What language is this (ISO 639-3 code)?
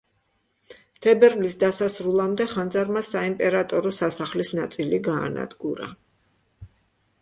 kat